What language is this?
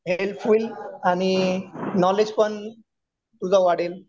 Marathi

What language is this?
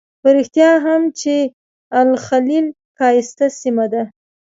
Pashto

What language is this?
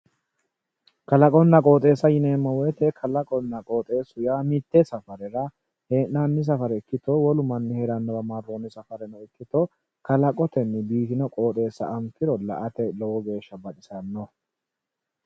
Sidamo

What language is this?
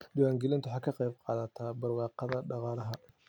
Somali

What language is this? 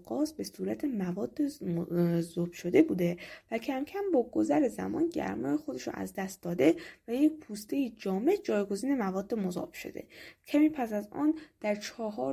Persian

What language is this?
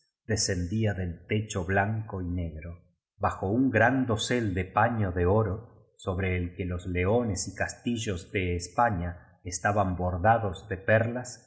Spanish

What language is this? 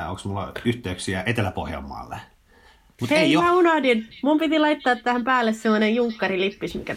Finnish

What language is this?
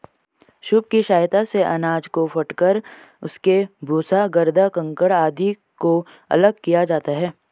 Hindi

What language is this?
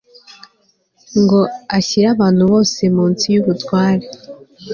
Kinyarwanda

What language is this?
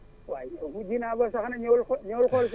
Wolof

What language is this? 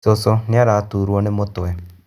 Kikuyu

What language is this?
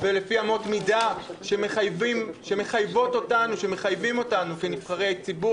Hebrew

